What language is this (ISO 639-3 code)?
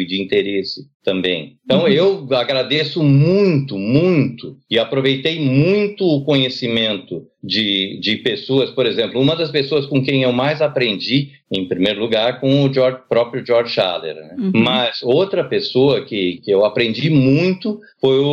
por